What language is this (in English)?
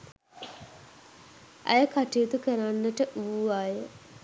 Sinhala